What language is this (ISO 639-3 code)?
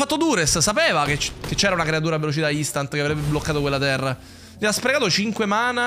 ita